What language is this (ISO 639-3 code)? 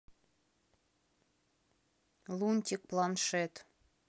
rus